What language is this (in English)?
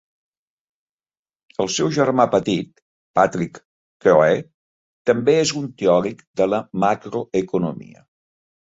Catalan